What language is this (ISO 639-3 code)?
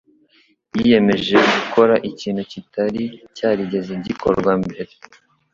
kin